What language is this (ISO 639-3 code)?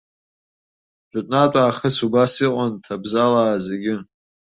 abk